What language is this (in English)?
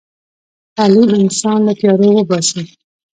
Pashto